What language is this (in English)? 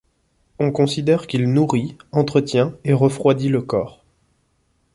French